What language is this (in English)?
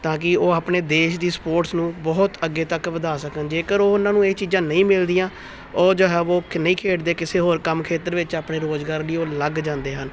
Punjabi